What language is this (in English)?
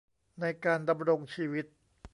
Thai